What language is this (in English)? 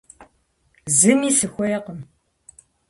Kabardian